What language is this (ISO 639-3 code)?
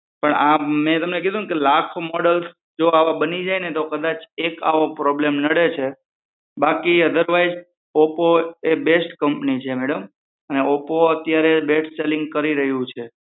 guj